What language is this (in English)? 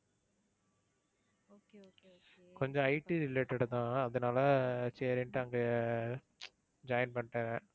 Tamil